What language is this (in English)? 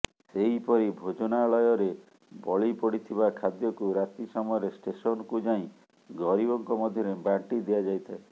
Odia